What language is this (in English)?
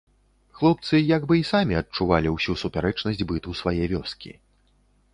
Belarusian